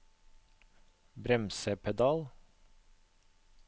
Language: Norwegian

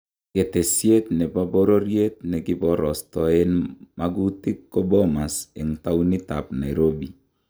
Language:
Kalenjin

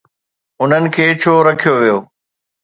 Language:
Sindhi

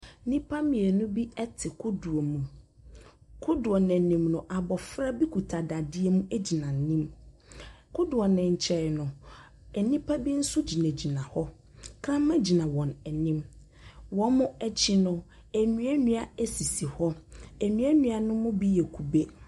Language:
Akan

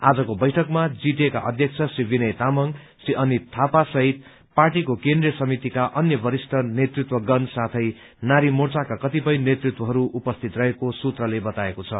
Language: Nepali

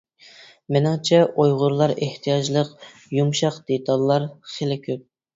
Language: Uyghur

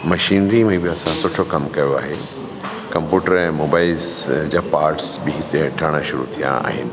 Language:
Sindhi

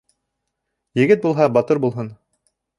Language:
Bashkir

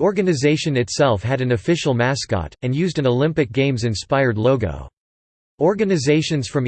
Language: English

